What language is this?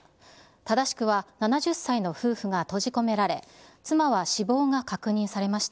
Japanese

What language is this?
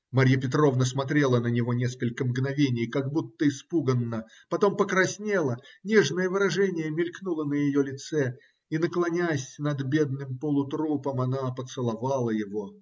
Russian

